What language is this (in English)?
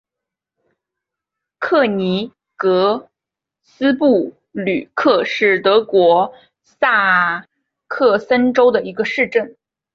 Chinese